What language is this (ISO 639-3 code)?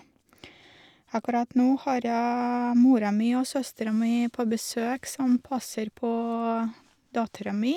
nor